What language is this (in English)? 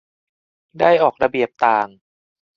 Thai